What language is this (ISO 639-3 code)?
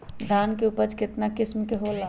mag